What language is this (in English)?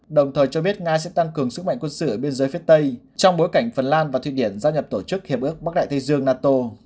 Vietnamese